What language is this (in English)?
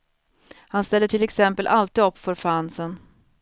Swedish